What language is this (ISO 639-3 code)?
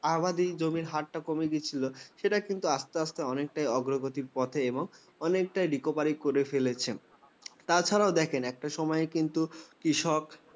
ben